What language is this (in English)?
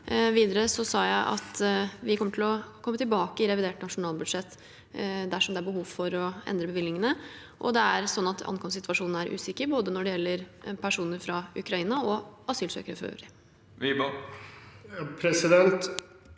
Norwegian